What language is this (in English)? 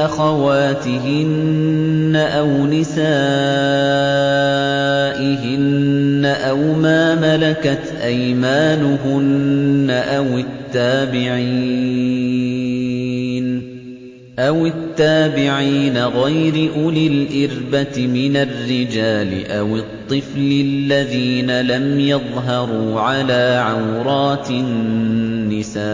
Arabic